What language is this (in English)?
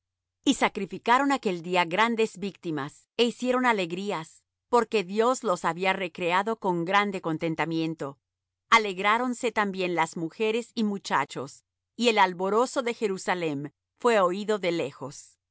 Spanish